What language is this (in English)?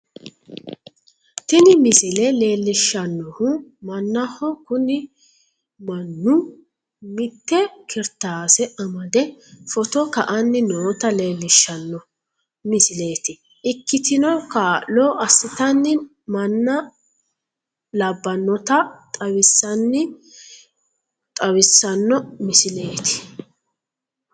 Sidamo